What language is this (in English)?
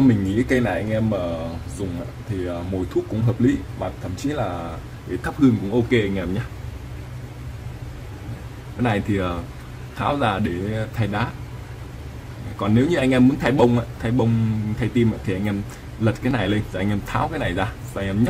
Vietnamese